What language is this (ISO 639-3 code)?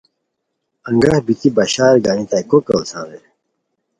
khw